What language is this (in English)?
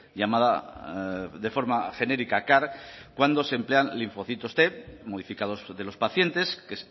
Spanish